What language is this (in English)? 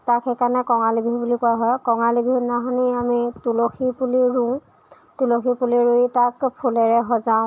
Assamese